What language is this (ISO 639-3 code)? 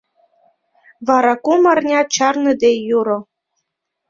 chm